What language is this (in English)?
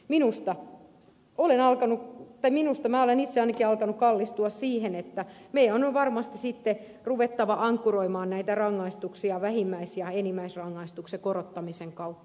Finnish